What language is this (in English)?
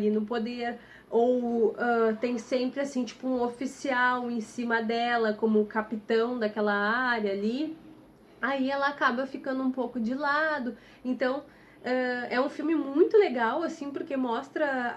Portuguese